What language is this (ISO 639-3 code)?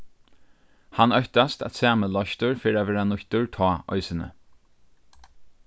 fao